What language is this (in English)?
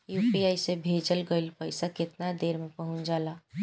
Bhojpuri